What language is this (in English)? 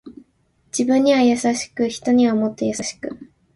Japanese